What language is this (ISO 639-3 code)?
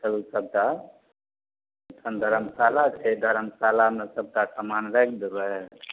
mai